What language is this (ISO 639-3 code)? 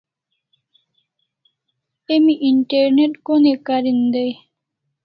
kls